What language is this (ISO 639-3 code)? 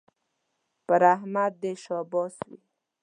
pus